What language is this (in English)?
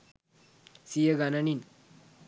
Sinhala